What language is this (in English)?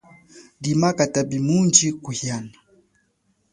Chokwe